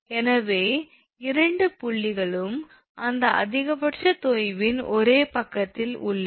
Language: Tamil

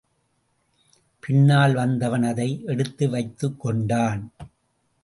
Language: Tamil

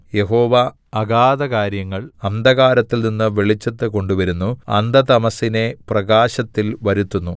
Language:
Malayalam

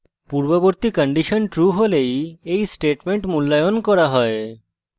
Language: Bangla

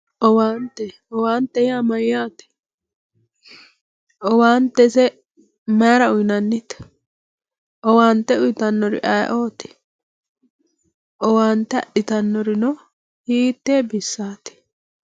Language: Sidamo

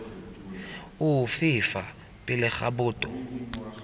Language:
Tswana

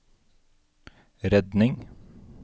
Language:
Norwegian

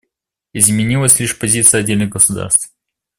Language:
Russian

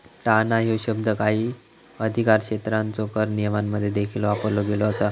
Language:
Marathi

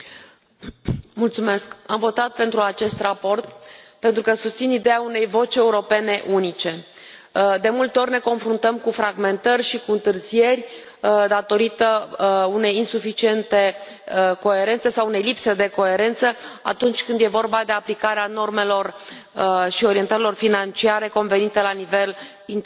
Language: Romanian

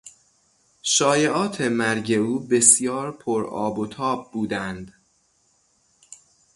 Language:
Persian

